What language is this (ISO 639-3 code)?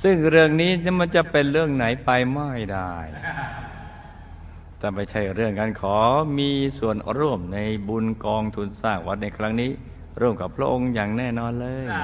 tha